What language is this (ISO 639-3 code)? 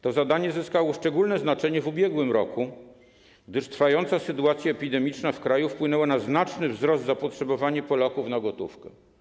pol